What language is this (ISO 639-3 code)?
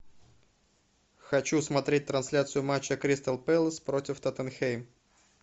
rus